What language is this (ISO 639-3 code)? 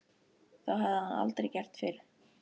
isl